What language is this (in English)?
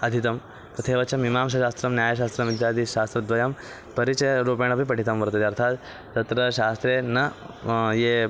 Sanskrit